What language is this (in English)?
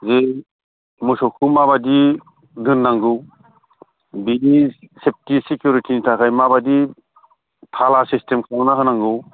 Bodo